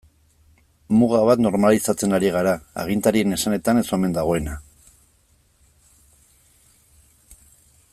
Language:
Basque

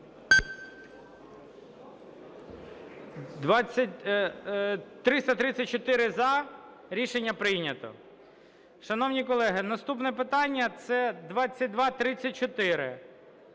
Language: Ukrainian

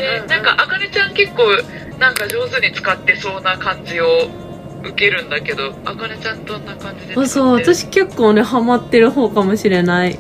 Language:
Japanese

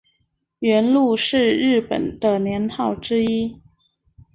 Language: Chinese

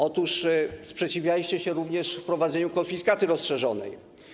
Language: Polish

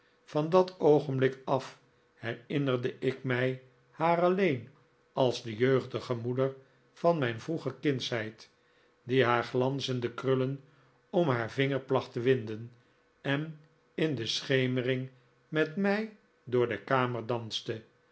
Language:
Dutch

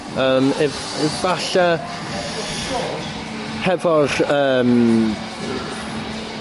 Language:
Welsh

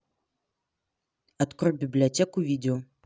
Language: Russian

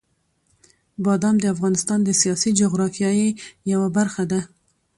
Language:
Pashto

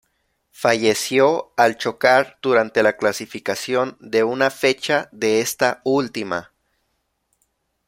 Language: Spanish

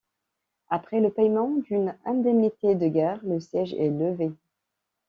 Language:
French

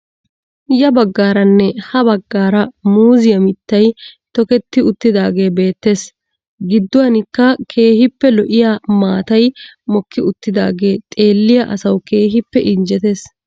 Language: Wolaytta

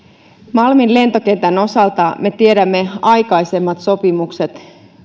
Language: Finnish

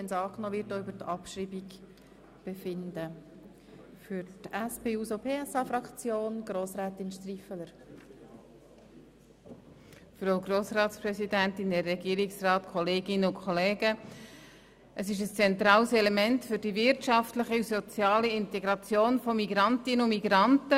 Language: Swiss German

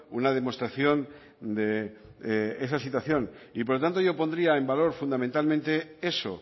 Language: Spanish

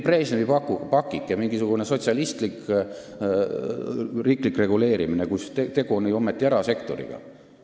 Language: Estonian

